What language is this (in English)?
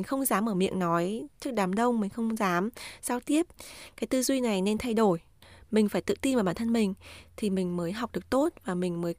Vietnamese